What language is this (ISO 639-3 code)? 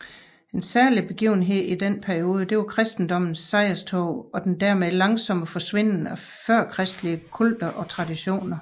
dan